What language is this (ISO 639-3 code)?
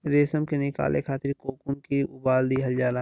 bho